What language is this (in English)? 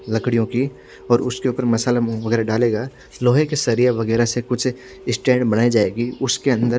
Hindi